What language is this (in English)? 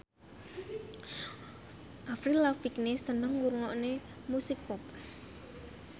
Javanese